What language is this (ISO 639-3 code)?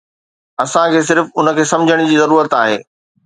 snd